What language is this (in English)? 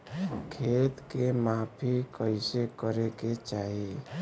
Bhojpuri